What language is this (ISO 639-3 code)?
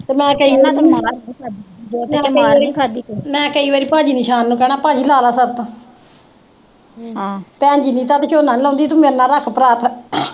pan